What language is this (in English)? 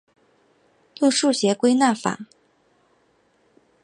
Chinese